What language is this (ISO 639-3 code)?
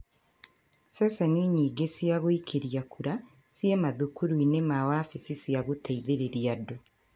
kik